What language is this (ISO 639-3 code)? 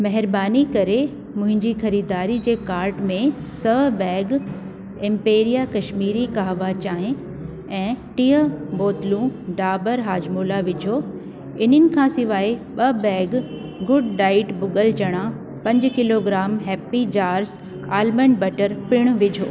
snd